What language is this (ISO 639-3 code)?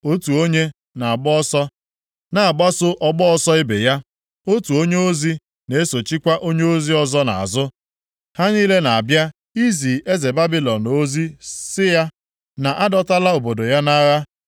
ibo